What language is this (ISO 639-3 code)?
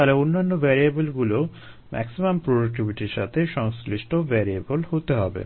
ben